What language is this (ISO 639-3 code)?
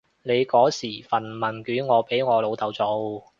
yue